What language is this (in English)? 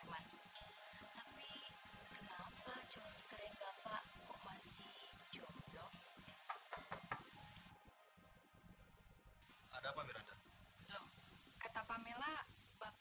Indonesian